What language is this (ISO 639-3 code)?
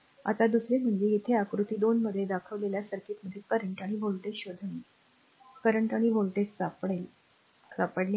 mar